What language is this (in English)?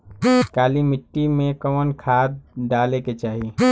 Bhojpuri